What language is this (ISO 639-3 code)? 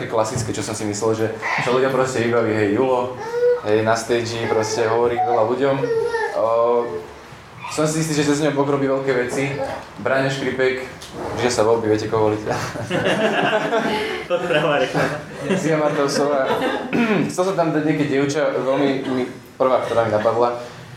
slk